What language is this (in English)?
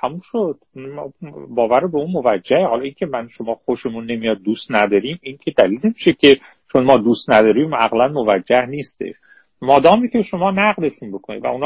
Persian